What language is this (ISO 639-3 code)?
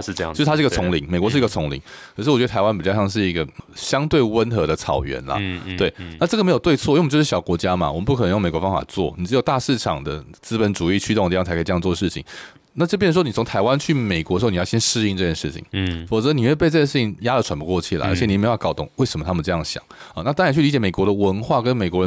zho